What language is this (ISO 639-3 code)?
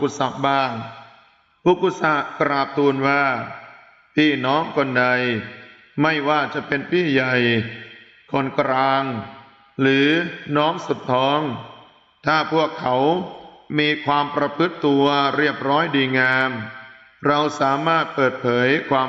tha